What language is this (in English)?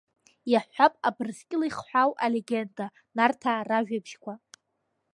Abkhazian